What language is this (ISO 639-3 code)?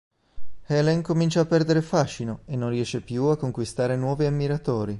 ita